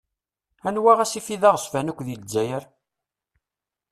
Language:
Kabyle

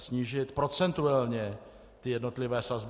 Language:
Czech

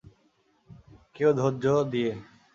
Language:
Bangla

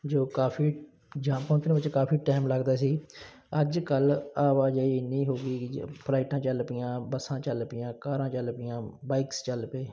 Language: Punjabi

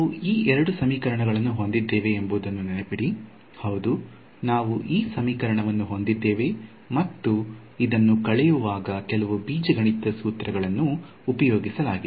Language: Kannada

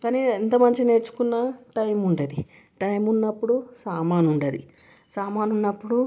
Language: Telugu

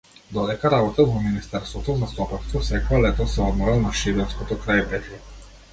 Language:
Macedonian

